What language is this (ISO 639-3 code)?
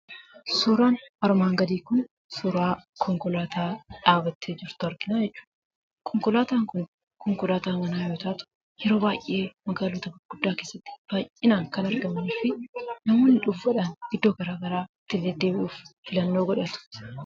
orm